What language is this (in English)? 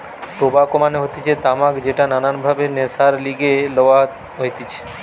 Bangla